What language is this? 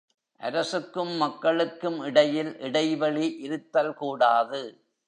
Tamil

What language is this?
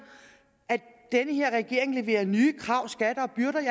Danish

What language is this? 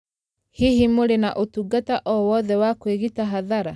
Kikuyu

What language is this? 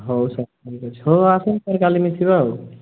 Odia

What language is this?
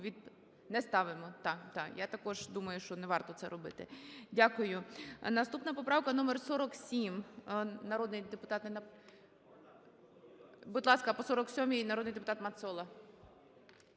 Ukrainian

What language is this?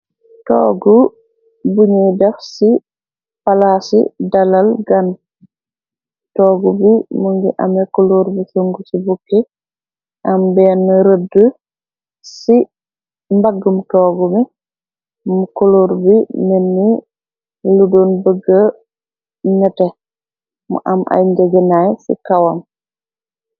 Wolof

